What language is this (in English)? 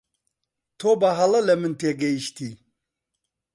Central Kurdish